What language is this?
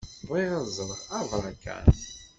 Kabyle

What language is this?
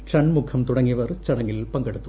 Malayalam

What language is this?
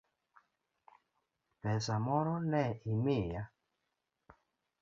Luo (Kenya and Tanzania)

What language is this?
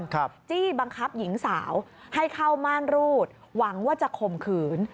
Thai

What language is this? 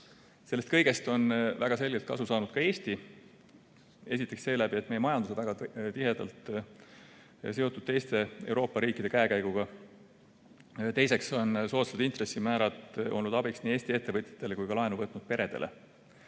Estonian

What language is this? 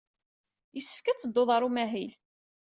Kabyle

